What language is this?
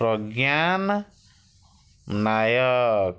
Odia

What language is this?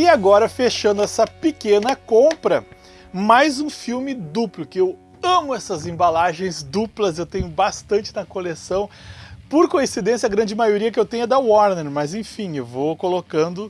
Portuguese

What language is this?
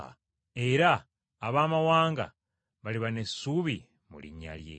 Ganda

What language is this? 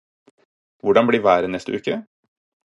Norwegian Bokmål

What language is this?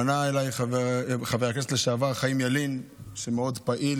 Hebrew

